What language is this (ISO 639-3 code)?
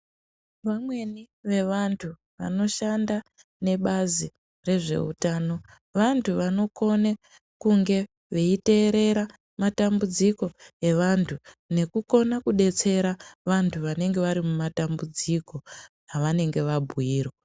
ndc